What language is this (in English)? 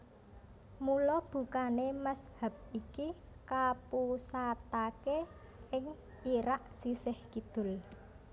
Javanese